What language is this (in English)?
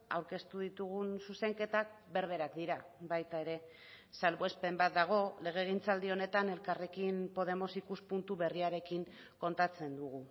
Basque